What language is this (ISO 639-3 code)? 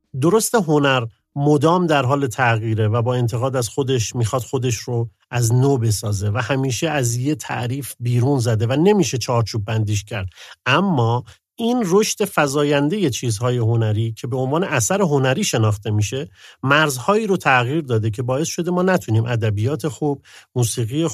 fas